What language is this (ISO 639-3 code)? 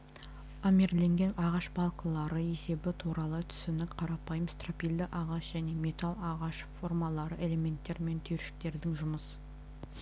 kaz